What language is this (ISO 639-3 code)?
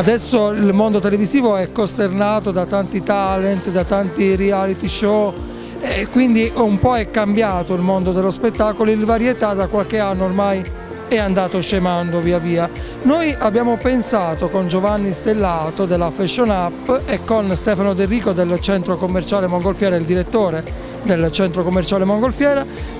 ita